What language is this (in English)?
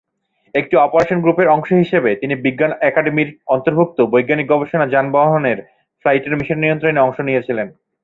Bangla